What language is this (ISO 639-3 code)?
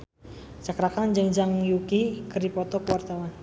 sun